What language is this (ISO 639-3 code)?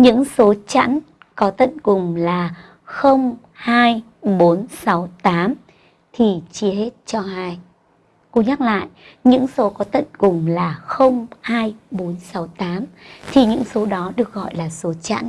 vie